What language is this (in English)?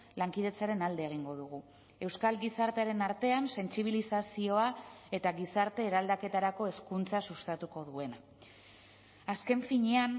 Basque